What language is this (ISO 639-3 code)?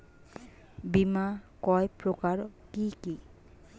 ben